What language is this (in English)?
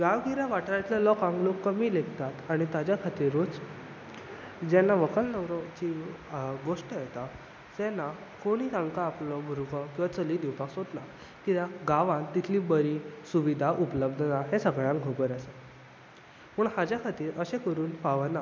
Konkani